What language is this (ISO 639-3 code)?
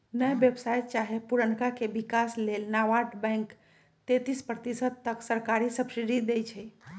mag